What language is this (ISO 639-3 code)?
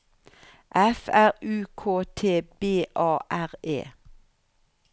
nor